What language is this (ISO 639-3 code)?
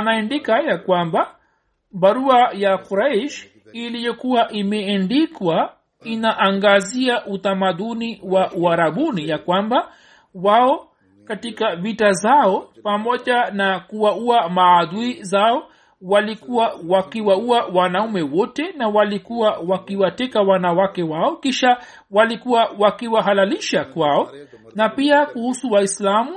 swa